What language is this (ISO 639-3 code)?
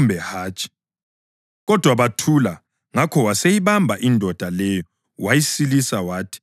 nde